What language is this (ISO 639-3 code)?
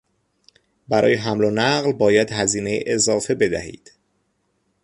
fas